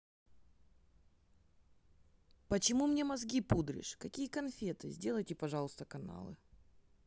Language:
Russian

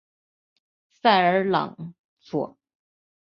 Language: Chinese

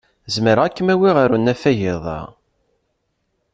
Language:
Kabyle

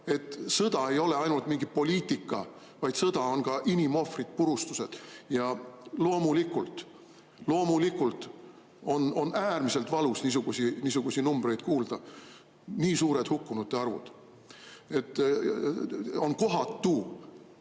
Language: Estonian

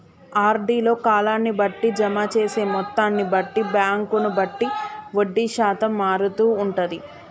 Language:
Telugu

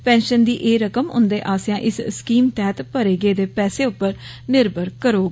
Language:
Dogri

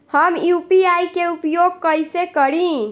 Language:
Bhojpuri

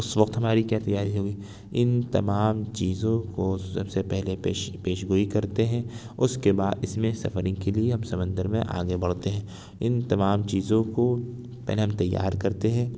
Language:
Urdu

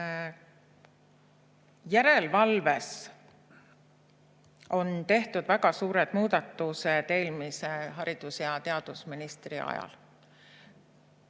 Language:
Estonian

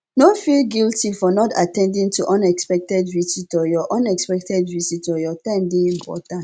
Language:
Nigerian Pidgin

